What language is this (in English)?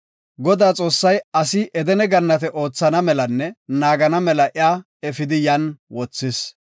Gofa